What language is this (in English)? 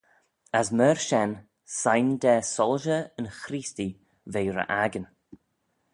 Manx